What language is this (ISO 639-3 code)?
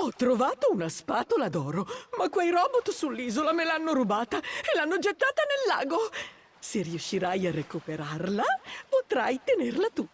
ita